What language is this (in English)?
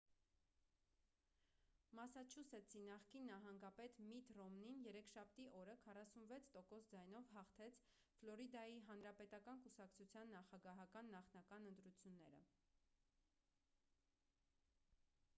Armenian